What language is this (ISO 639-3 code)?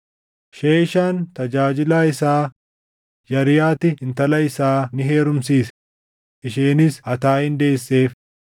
orm